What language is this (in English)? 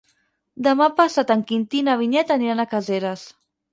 Catalan